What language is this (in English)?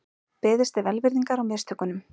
Icelandic